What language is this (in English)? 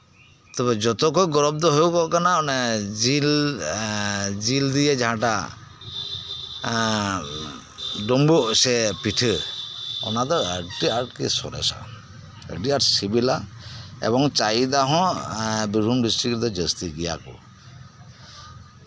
Santali